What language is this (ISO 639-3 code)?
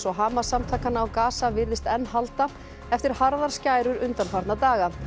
isl